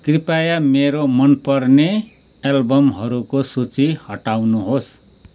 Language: Nepali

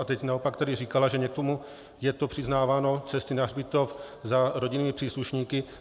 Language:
Czech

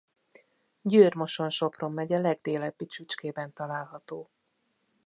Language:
Hungarian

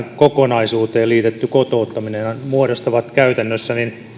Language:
Finnish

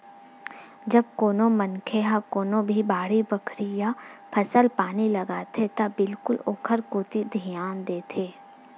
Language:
Chhattisgarhi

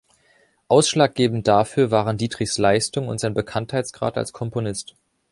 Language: German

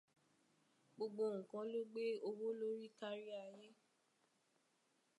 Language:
Yoruba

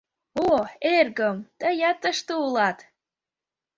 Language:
Mari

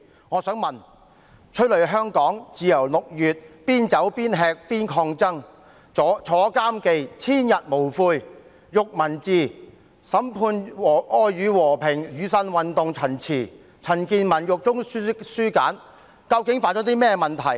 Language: Cantonese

